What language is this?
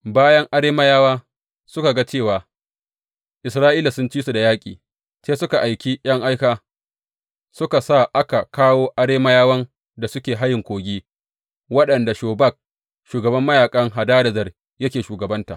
Hausa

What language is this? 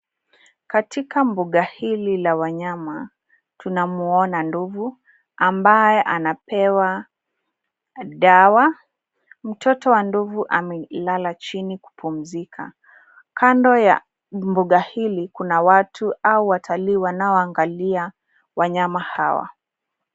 Swahili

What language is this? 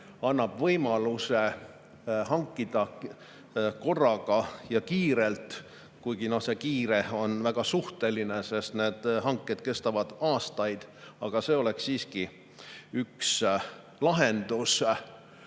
Estonian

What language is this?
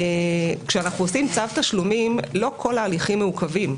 Hebrew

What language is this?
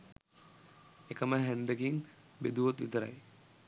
Sinhala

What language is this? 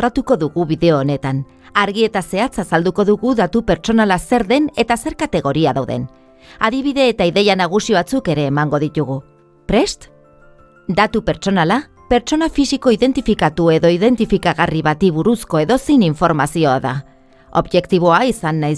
Basque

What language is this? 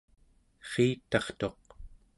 Central Yupik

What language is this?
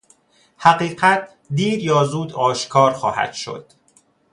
Persian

